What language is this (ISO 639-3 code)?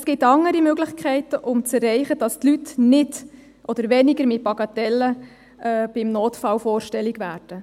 gsw